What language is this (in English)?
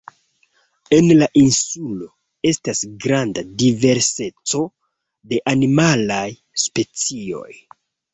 Esperanto